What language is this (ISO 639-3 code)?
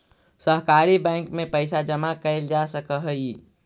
mag